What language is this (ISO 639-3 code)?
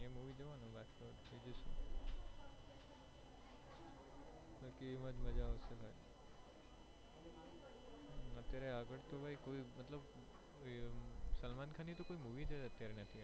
guj